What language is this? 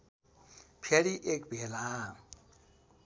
Nepali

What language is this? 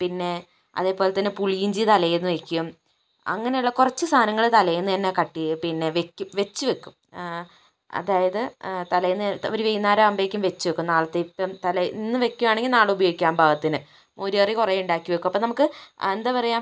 Malayalam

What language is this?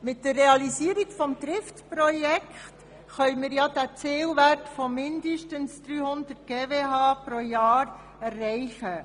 Swiss German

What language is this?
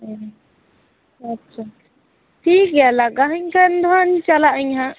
Santali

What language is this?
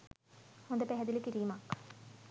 Sinhala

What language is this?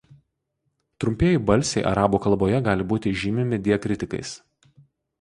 Lithuanian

